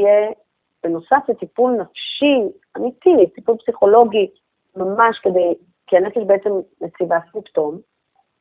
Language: Hebrew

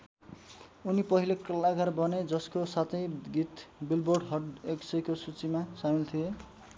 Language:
Nepali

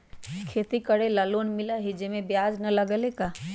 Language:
Magahi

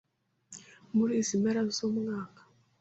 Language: Kinyarwanda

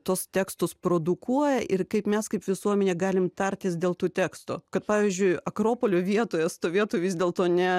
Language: Lithuanian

